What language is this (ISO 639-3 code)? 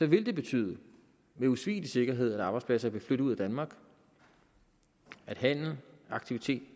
dan